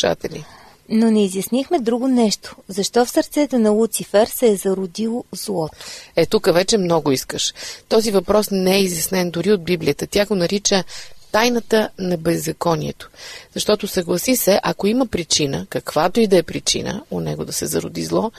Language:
Bulgarian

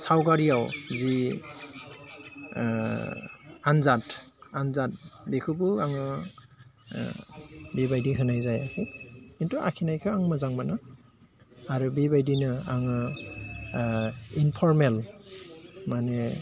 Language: Bodo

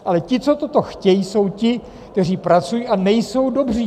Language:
Czech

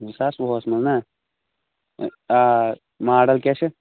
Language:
Kashmiri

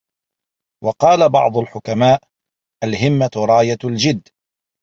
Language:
Arabic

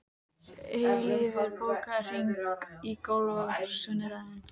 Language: Icelandic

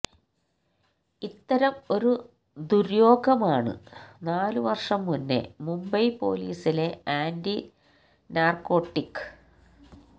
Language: Malayalam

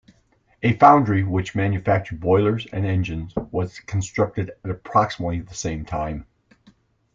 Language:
English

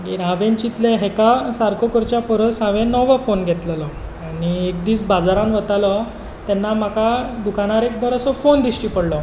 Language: Konkani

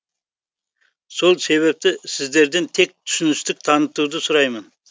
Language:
Kazakh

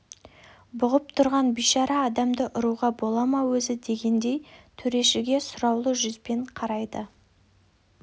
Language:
Kazakh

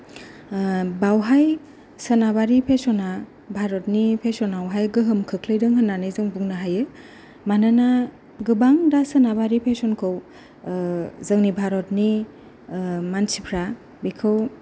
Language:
Bodo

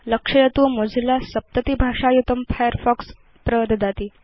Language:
Sanskrit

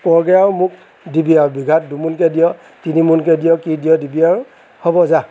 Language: Assamese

